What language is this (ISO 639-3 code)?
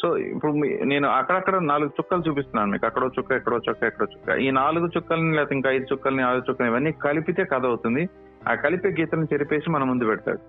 tel